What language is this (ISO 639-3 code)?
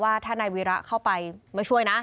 tha